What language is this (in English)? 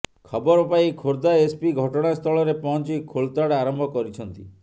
Odia